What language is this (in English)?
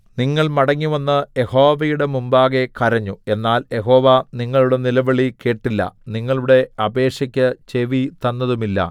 Malayalam